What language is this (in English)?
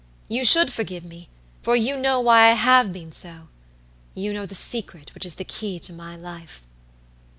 English